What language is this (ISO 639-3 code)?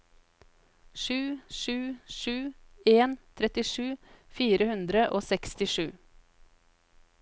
nor